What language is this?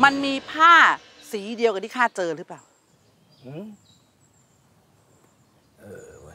Thai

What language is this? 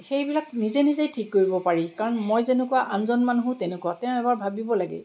Assamese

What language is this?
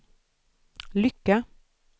Swedish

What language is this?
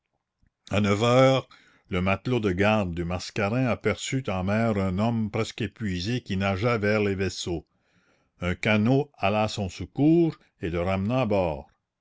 French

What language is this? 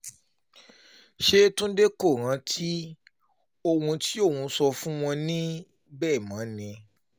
Yoruba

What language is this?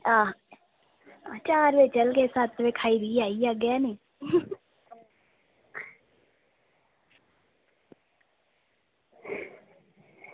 Dogri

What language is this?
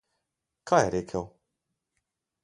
Slovenian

